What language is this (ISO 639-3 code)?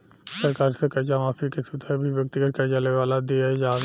bho